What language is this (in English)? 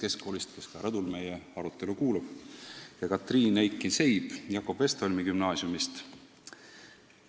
Estonian